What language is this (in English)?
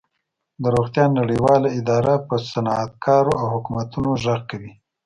Pashto